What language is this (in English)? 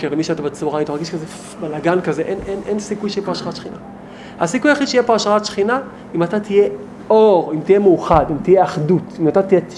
Hebrew